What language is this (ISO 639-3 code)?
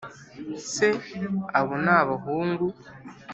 kin